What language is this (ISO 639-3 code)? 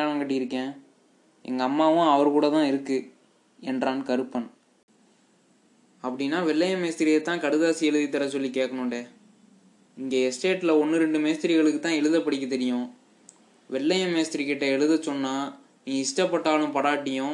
tam